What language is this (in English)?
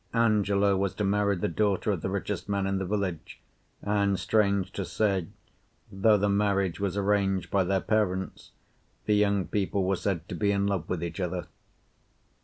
English